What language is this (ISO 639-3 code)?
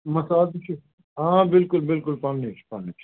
kas